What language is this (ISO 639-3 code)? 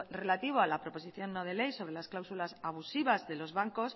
spa